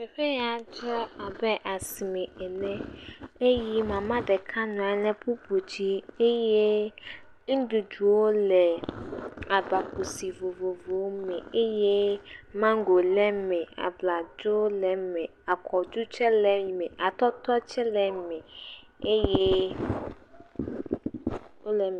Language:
Ewe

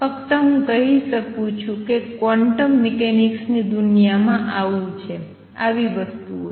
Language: Gujarati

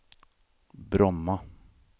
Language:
Swedish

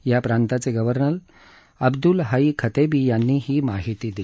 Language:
Marathi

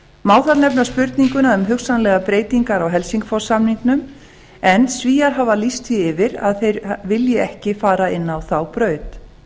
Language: Icelandic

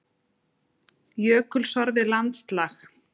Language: Icelandic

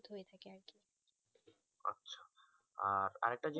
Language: Bangla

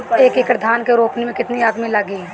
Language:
Bhojpuri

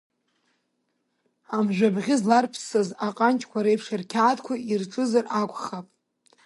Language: Abkhazian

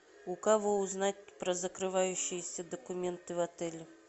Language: Russian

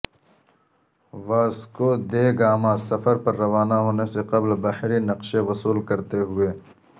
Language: Urdu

